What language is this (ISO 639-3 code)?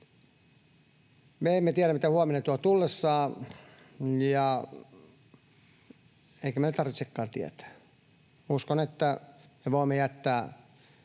fin